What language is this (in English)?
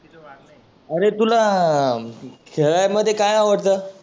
Marathi